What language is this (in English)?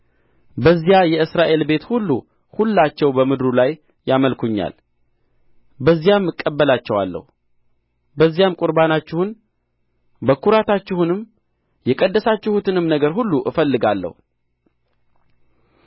Amharic